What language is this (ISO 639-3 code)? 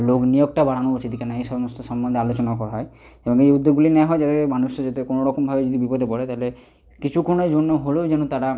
ben